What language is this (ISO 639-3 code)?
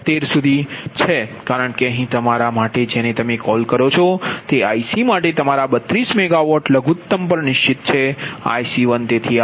guj